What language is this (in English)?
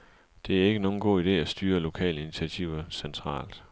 Danish